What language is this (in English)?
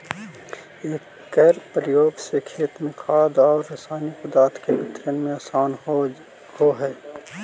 Magahi